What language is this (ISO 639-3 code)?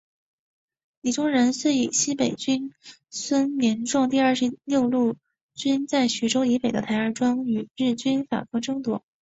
zho